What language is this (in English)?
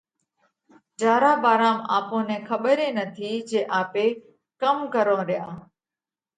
Parkari Koli